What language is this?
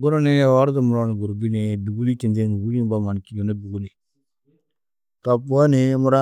Tedaga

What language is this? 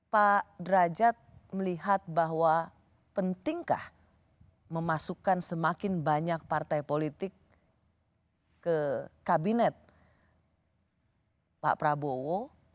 Indonesian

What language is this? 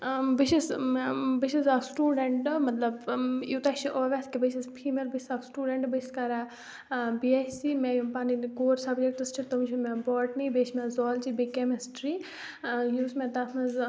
Kashmiri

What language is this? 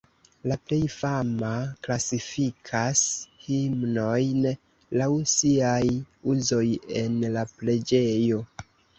Esperanto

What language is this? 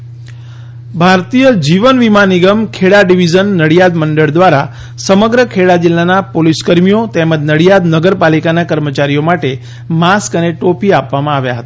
Gujarati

